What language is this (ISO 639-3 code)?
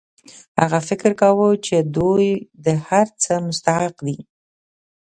pus